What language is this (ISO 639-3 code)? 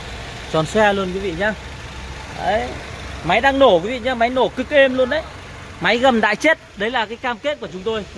vie